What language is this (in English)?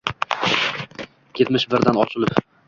Uzbek